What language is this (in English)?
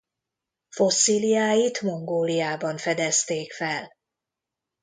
Hungarian